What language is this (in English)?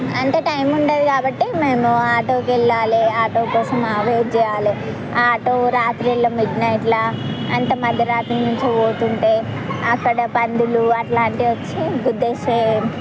Telugu